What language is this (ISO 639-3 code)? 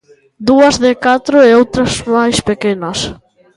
glg